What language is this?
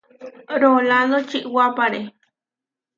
Huarijio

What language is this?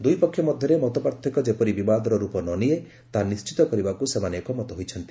Odia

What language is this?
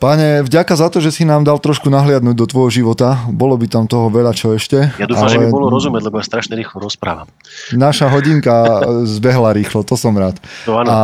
Slovak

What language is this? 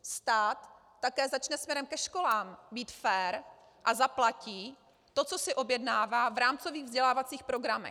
Czech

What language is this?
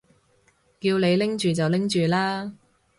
Cantonese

